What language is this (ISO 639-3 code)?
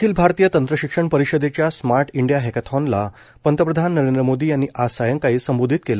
mar